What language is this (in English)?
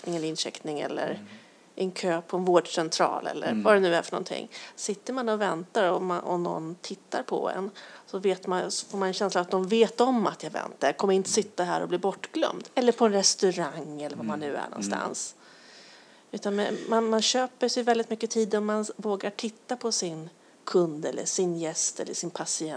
Swedish